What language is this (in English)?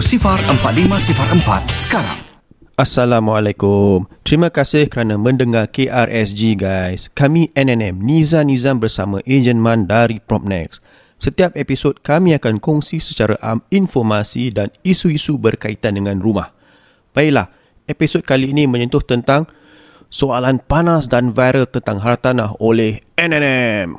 Malay